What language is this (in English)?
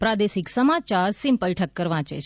Gujarati